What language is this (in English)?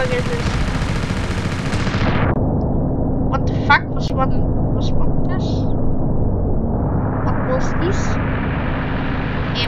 German